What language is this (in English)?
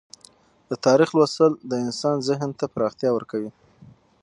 Pashto